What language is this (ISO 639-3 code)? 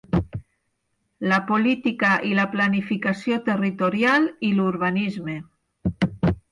cat